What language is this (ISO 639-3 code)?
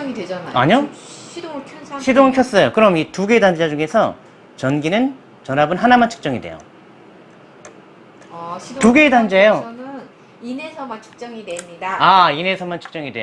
kor